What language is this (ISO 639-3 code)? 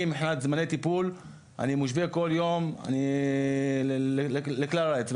heb